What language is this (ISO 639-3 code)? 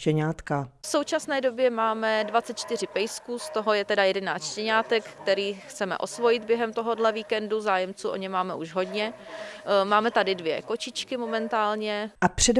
ces